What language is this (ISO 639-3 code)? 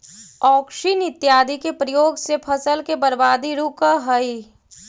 mag